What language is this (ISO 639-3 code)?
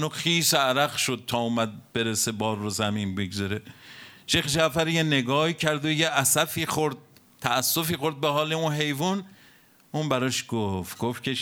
fas